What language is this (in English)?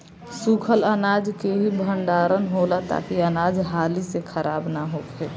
Bhojpuri